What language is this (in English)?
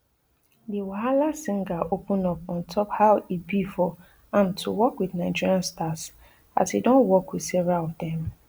Nigerian Pidgin